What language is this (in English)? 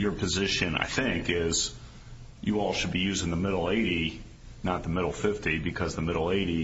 English